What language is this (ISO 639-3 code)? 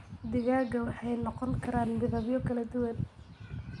som